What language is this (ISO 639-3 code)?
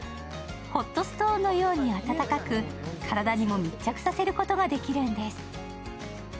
jpn